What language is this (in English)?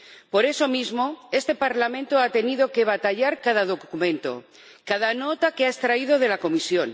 Spanish